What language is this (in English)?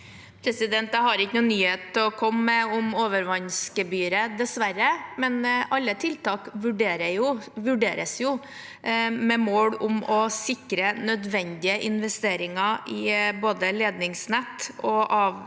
Norwegian